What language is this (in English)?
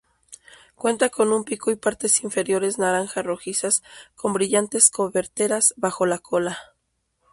Spanish